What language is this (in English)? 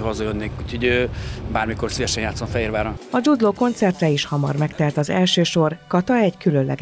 Hungarian